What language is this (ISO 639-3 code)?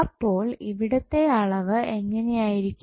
mal